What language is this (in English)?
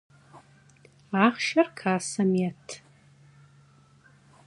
Kabardian